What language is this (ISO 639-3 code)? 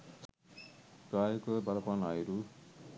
sin